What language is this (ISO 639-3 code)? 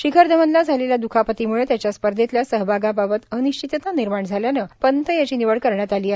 mar